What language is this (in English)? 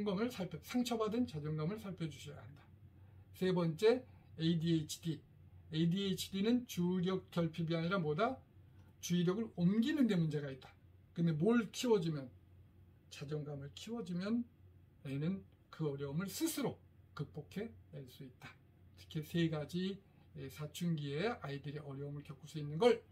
Korean